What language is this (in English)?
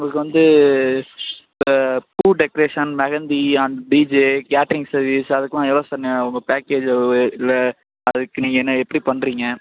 Tamil